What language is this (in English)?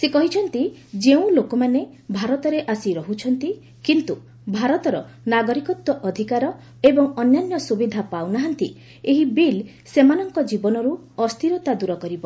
Odia